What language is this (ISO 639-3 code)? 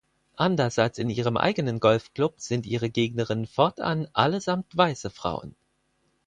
deu